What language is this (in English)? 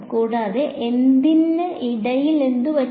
Malayalam